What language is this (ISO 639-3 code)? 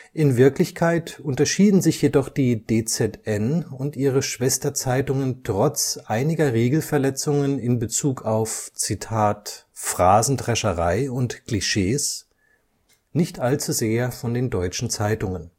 deu